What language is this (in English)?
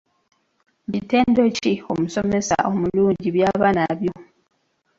Ganda